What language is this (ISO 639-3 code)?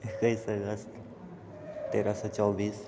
mai